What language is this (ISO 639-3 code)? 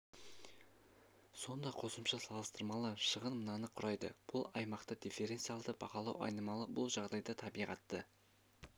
kaz